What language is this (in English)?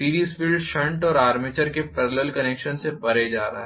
Hindi